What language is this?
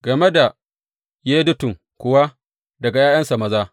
Hausa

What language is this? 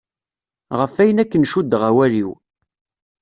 Kabyle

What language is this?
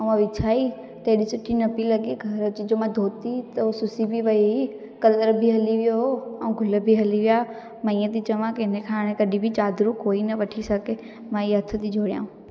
Sindhi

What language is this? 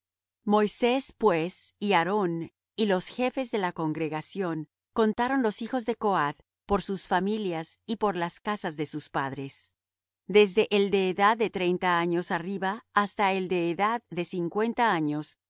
Spanish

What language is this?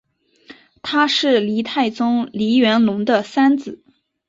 Chinese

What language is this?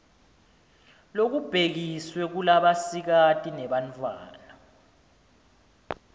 Swati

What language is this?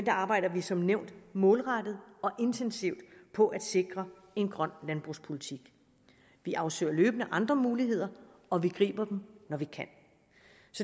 Danish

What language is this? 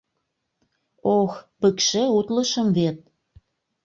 Mari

